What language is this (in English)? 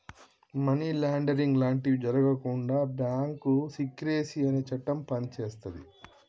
Telugu